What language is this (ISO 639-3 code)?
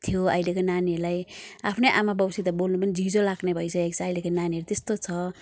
nep